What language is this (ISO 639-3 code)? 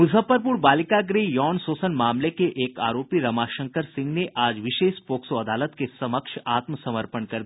hin